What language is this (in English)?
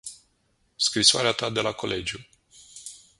Romanian